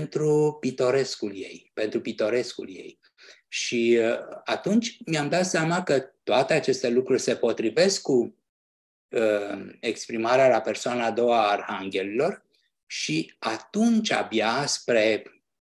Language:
Romanian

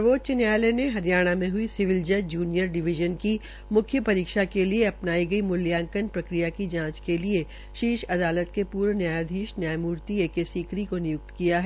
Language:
Hindi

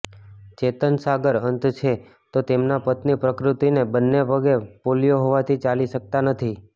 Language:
Gujarati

